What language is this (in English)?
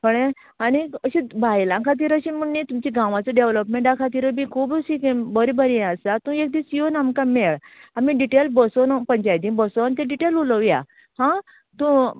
Konkani